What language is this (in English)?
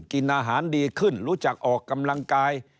Thai